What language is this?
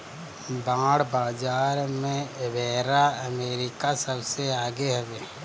Bhojpuri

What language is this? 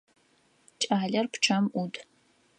Adyghe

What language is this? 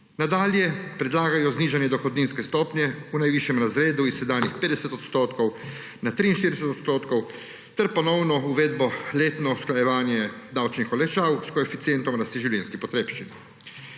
Slovenian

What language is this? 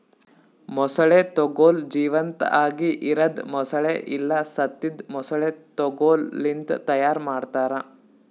Kannada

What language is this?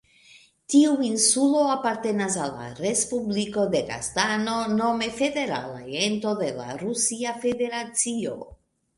Esperanto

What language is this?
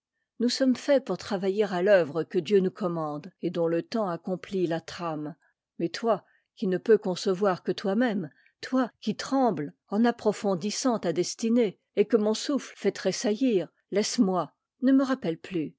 French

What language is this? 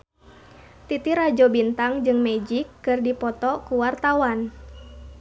Sundanese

